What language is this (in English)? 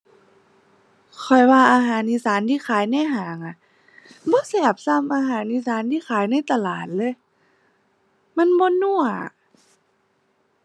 Thai